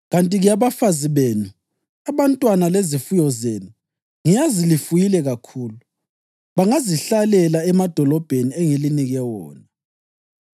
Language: North Ndebele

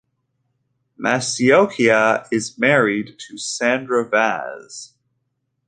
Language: English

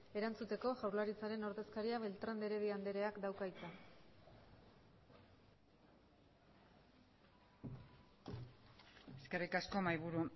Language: Basque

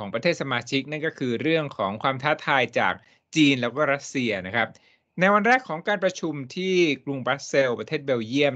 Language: Thai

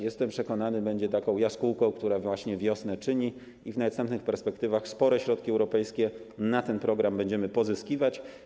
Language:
Polish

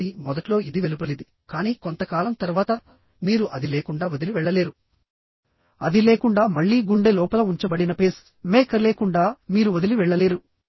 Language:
Telugu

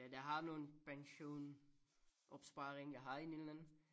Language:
Danish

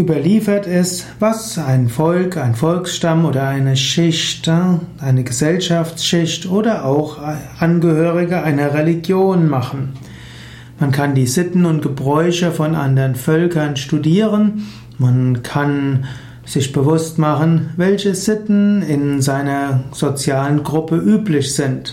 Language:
German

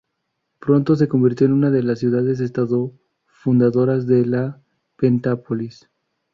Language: Spanish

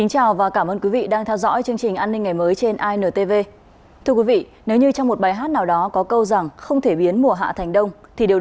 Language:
Vietnamese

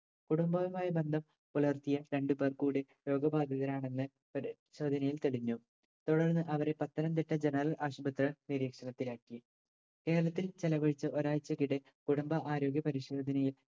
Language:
Malayalam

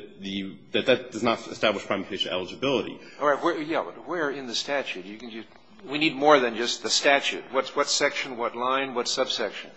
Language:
English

